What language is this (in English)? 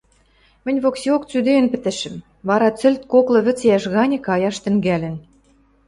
Western Mari